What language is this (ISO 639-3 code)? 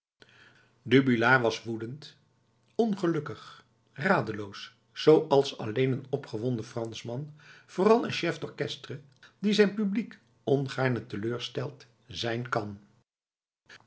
nld